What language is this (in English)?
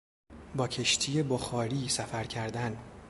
Persian